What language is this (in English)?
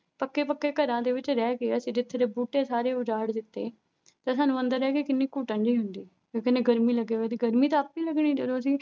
Punjabi